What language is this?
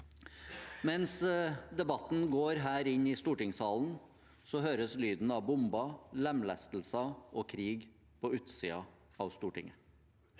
Norwegian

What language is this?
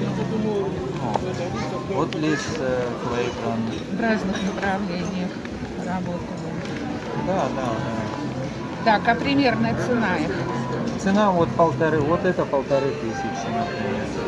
Russian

